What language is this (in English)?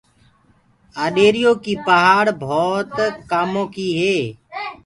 Gurgula